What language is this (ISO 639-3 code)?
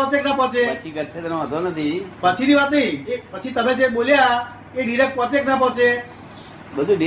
guj